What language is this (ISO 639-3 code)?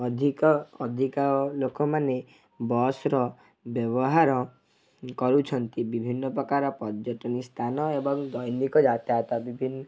ori